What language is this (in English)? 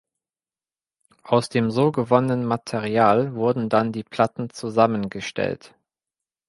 German